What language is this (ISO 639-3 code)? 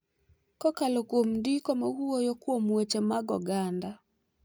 luo